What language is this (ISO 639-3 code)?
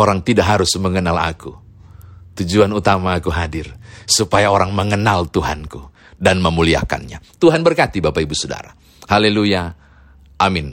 ind